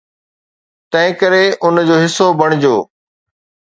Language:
Sindhi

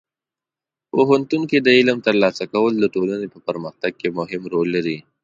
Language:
Pashto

